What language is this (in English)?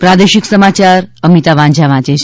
Gujarati